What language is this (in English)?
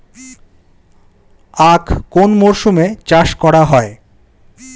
Bangla